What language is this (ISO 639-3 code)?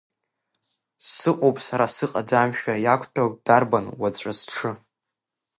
abk